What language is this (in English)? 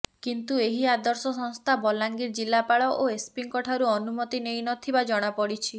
Odia